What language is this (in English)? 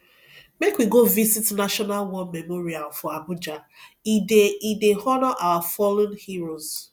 Nigerian Pidgin